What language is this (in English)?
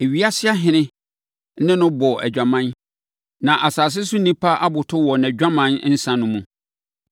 Akan